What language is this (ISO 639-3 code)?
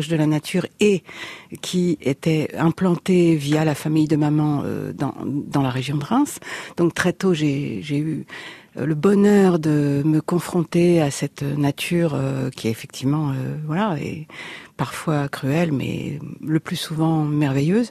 fra